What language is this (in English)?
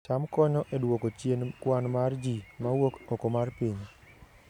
Luo (Kenya and Tanzania)